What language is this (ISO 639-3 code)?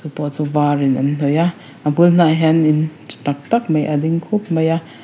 lus